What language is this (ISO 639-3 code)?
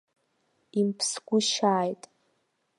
abk